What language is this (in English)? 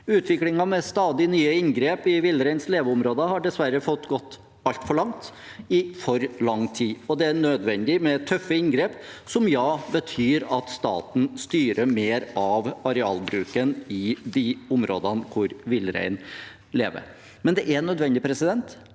Norwegian